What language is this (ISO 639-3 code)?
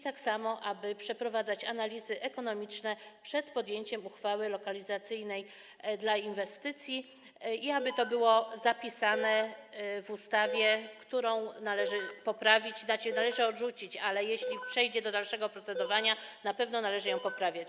pol